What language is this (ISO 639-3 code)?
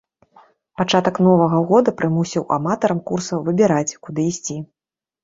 bel